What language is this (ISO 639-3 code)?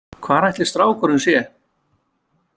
isl